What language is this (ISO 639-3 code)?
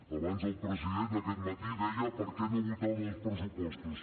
cat